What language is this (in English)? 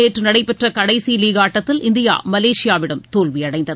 Tamil